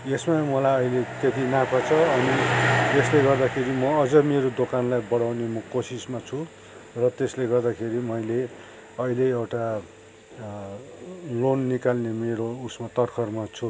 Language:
Nepali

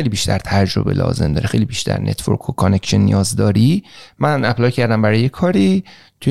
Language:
Persian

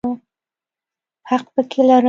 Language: Pashto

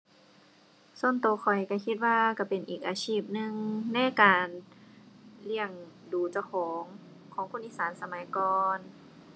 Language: Thai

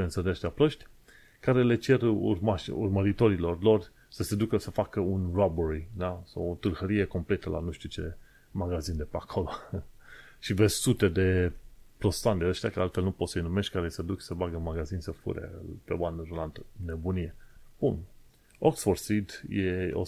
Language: Romanian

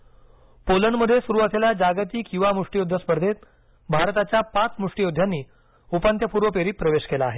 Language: Marathi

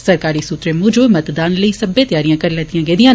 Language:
Dogri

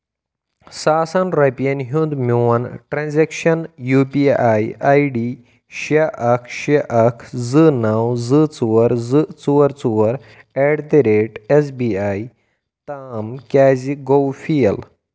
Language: Kashmiri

